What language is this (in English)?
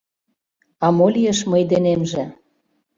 Mari